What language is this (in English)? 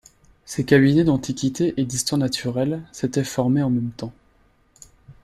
French